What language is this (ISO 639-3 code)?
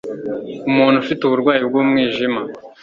kin